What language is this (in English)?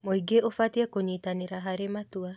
Kikuyu